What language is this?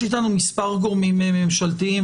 Hebrew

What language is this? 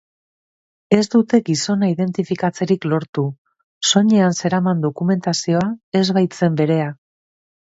Basque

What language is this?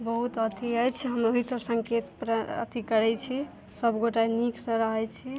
Maithili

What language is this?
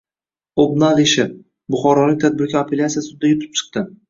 Uzbek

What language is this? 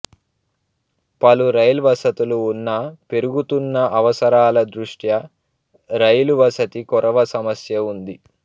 Telugu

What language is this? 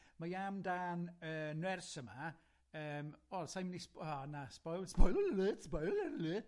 Welsh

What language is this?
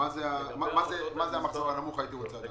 Hebrew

